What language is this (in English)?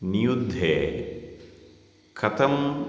Sanskrit